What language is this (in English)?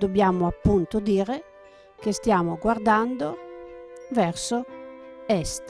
Italian